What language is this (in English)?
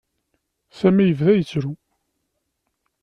Kabyle